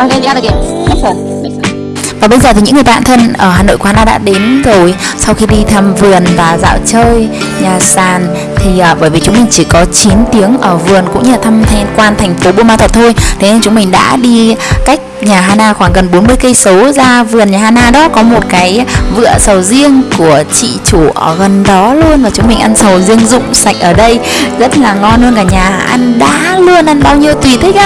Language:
Vietnamese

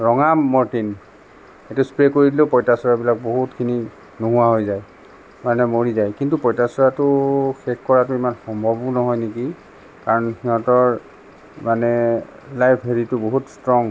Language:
Assamese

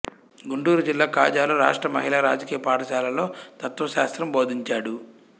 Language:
Telugu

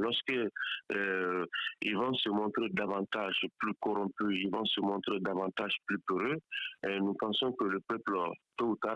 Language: French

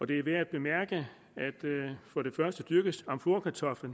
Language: Danish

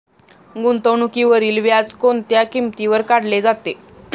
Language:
Marathi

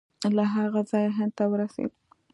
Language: Pashto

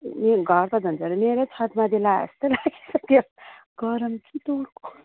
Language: Nepali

